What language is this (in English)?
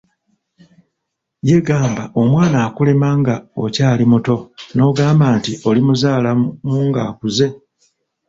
Ganda